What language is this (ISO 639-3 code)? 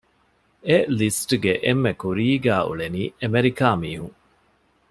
div